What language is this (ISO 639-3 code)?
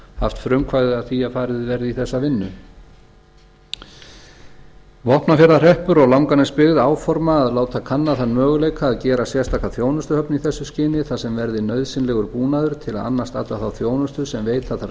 isl